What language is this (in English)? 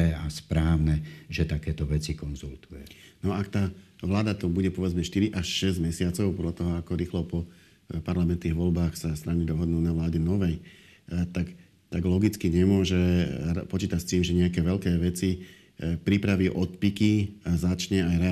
Slovak